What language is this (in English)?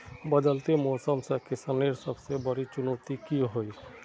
Magahi